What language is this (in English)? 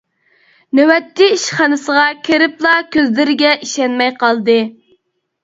Uyghur